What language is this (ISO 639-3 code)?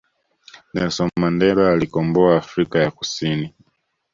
swa